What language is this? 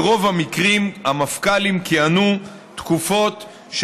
Hebrew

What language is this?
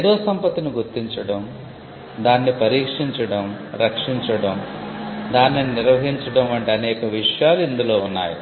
Telugu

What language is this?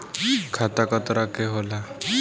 Bhojpuri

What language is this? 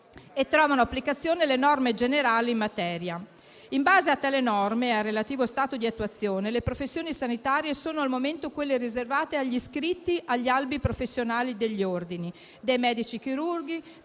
Italian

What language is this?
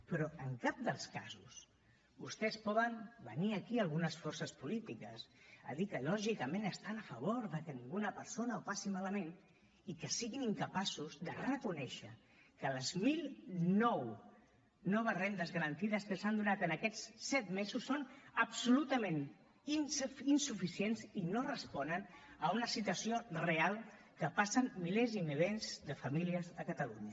Catalan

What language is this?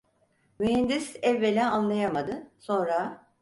Turkish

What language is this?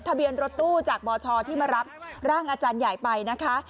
Thai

